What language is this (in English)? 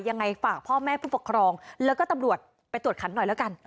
Thai